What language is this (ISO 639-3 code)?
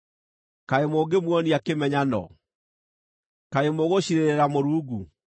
kik